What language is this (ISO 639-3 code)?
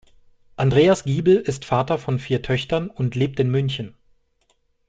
deu